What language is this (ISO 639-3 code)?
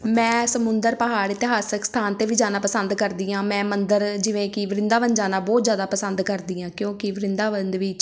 pan